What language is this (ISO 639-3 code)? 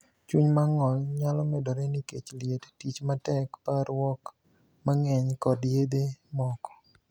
luo